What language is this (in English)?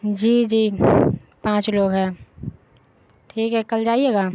Urdu